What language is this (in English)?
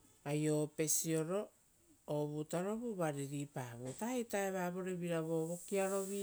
Rotokas